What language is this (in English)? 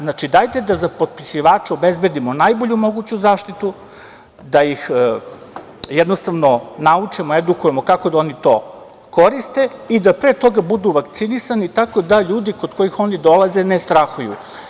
Serbian